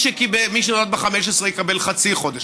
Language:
Hebrew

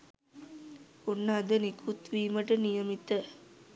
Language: Sinhala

